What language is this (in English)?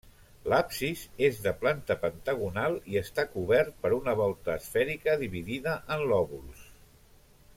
Catalan